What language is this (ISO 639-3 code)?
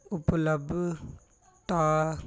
pan